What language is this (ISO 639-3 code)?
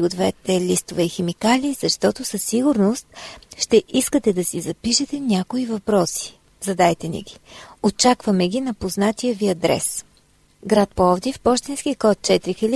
bul